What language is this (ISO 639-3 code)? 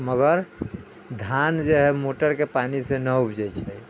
mai